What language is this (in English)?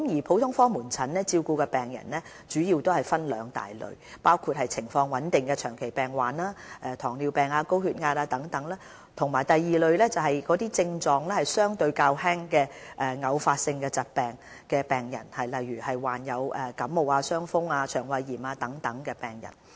Cantonese